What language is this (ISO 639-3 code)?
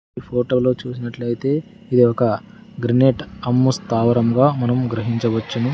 tel